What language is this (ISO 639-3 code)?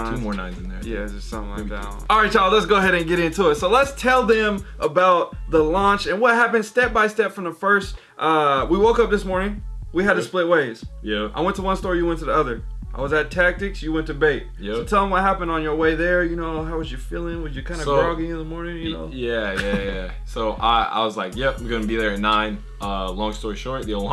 eng